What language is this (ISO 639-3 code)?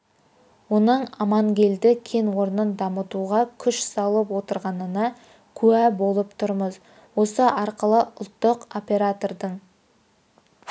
kaz